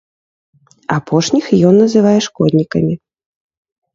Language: Belarusian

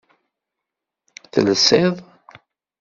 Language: Kabyle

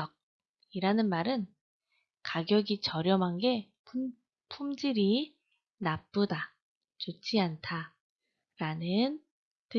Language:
Korean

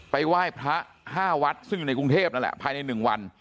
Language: Thai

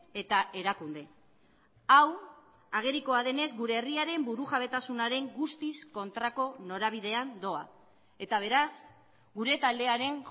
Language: Basque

